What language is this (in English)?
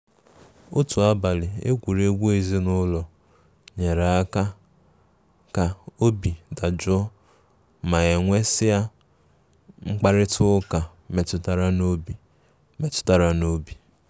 Igbo